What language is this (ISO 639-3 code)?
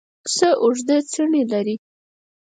pus